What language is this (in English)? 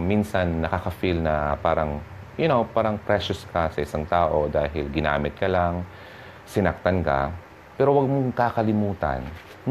Filipino